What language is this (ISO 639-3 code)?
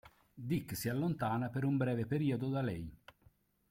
ita